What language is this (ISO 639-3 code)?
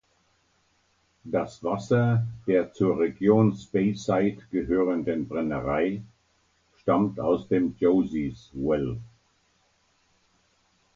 deu